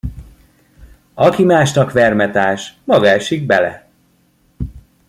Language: Hungarian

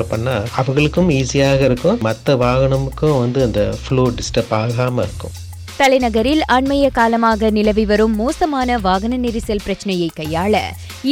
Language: Tamil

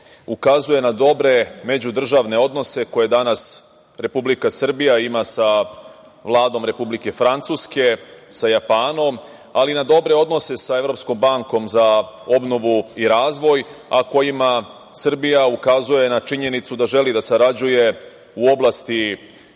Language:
Serbian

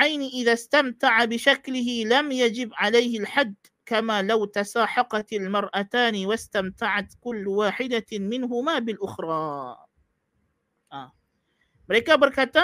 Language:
Malay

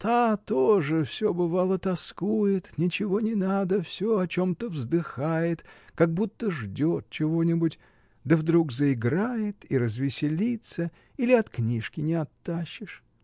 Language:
Russian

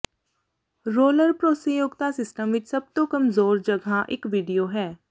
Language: Punjabi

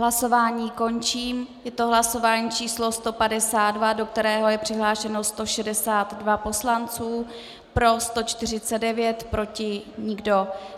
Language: Czech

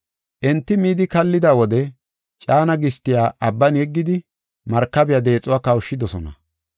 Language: Gofa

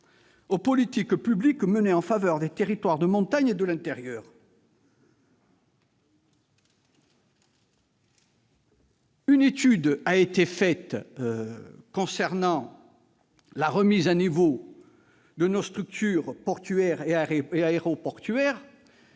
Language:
French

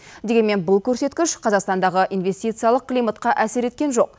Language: Kazakh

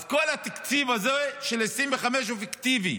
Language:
Hebrew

